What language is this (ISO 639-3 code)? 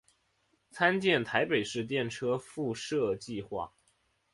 zho